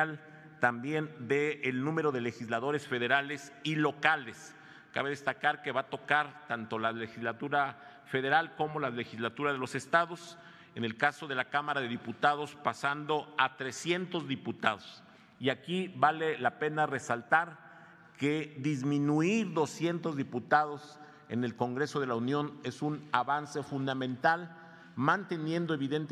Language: Spanish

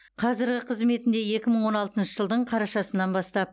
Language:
Kazakh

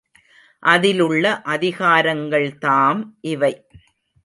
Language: Tamil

